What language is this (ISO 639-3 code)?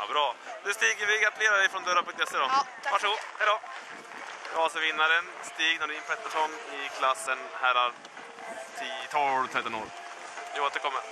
swe